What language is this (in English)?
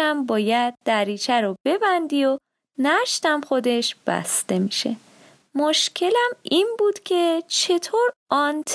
Persian